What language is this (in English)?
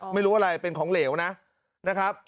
Thai